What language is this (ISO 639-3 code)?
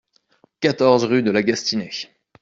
fra